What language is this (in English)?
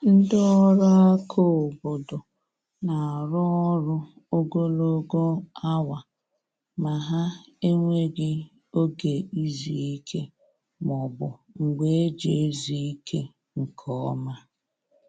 Igbo